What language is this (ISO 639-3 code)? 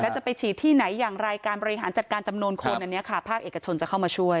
tha